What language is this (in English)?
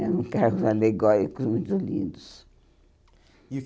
Portuguese